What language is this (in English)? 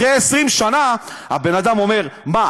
Hebrew